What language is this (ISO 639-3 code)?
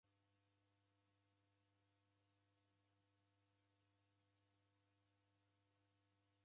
dav